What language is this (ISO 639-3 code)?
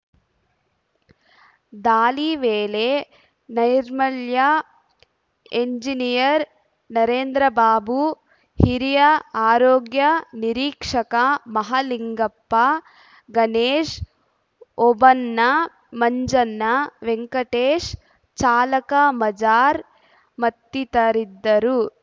kan